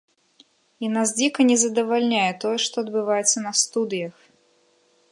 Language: Belarusian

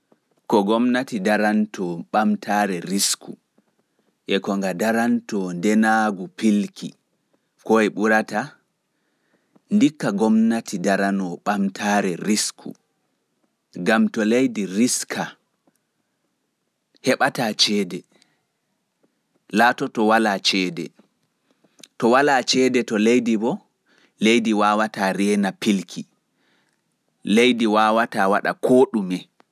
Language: Fula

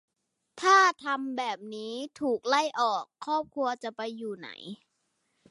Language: Thai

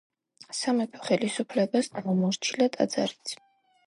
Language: Georgian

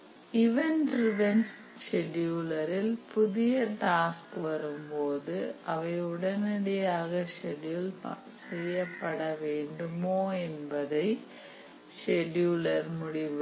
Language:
Tamil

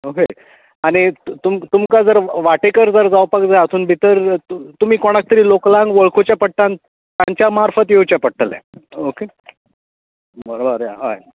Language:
Konkani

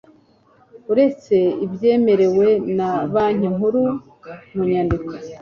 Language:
Kinyarwanda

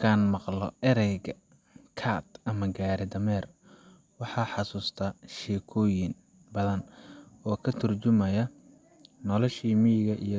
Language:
Somali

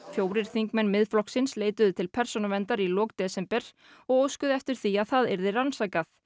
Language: Icelandic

